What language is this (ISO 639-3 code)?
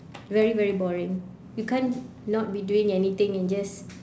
eng